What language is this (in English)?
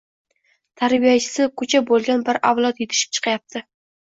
Uzbek